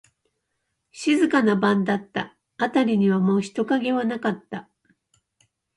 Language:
Japanese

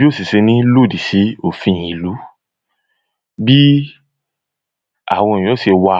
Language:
Yoruba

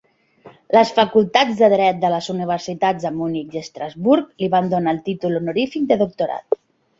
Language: Catalan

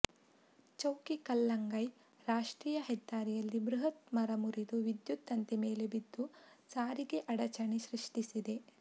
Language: Kannada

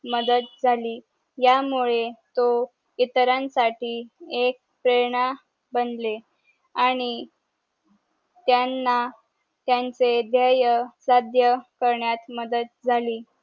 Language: Marathi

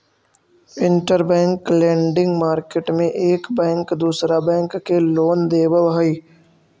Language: Magahi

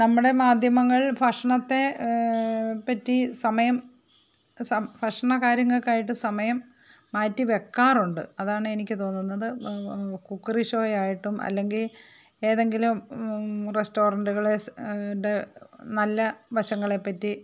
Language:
Malayalam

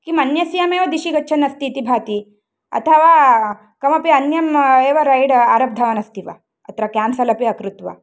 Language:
Sanskrit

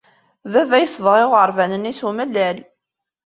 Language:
Kabyle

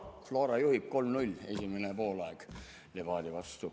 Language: Estonian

